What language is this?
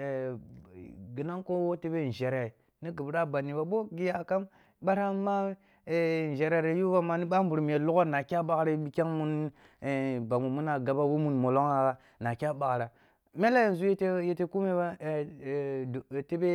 Kulung (Nigeria)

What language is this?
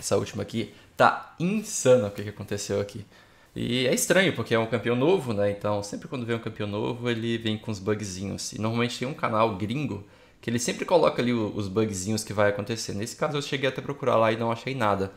Portuguese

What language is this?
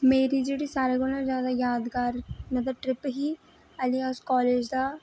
Dogri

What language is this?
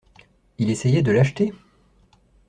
French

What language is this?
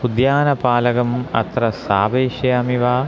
Sanskrit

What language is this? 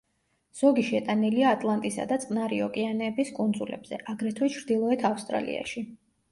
Georgian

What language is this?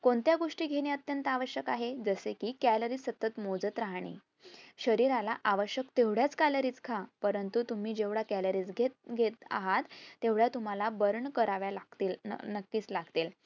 Marathi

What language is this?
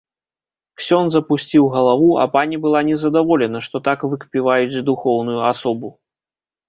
Belarusian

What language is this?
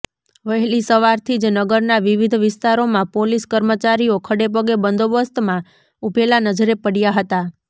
Gujarati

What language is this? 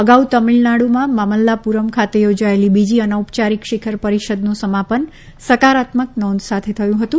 Gujarati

